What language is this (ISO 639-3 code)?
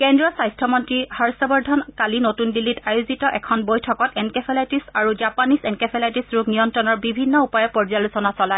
asm